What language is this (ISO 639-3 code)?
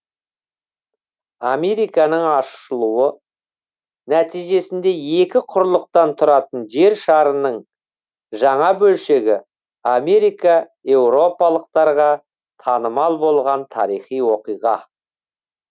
kaz